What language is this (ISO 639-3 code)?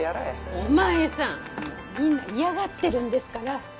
jpn